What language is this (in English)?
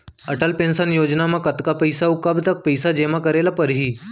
Chhattisgarhi